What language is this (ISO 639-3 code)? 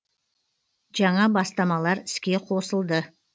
kaz